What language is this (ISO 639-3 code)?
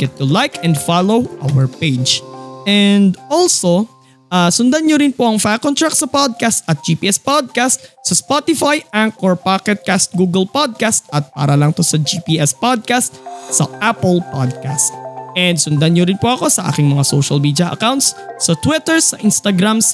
fil